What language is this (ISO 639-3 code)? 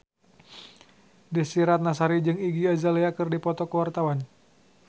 sun